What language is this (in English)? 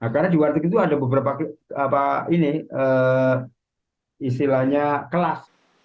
Indonesian